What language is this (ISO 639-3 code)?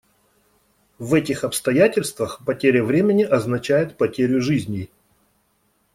rus